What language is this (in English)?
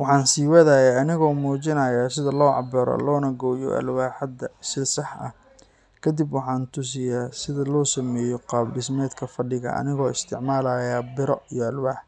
Somali